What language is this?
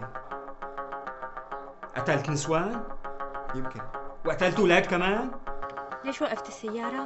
Arabic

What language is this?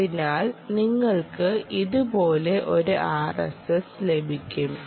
Malayalam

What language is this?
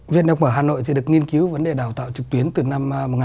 Vietnamese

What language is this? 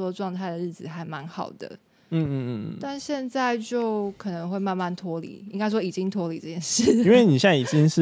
Chinese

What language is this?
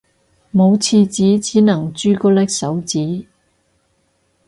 Cantonese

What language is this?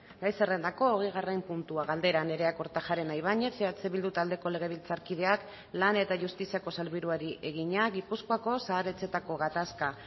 Basque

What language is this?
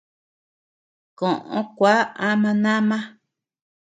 Tepeuxila Cuicatec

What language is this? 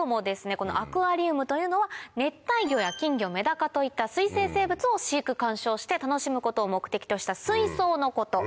Japanese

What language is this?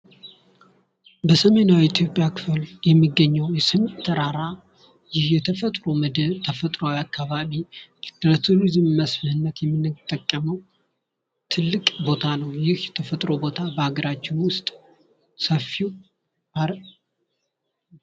Amharic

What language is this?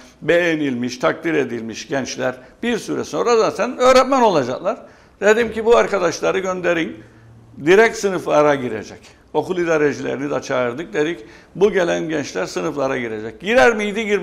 Turkish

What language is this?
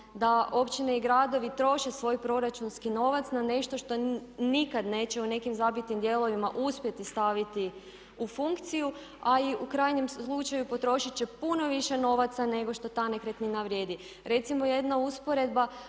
Croatian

